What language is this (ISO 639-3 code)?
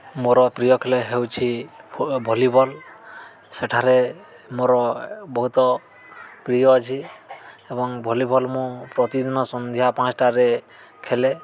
ori